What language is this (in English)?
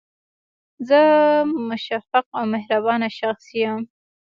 Pashto